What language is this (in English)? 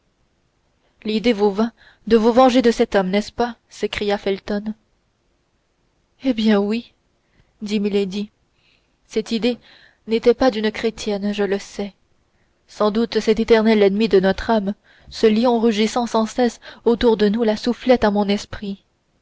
French